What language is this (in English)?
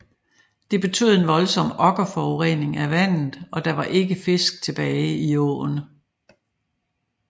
Danish